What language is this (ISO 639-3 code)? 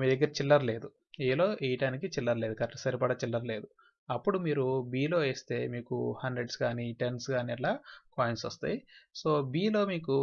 tel